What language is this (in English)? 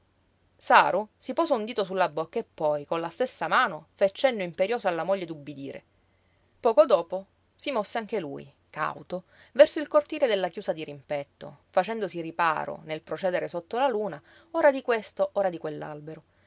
Italian